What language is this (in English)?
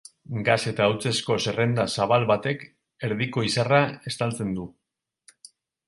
Basque